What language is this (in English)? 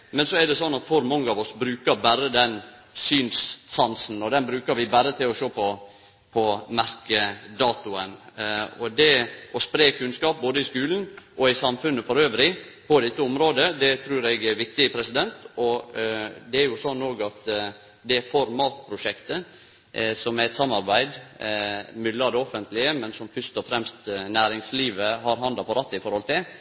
Norwegian Nynorsk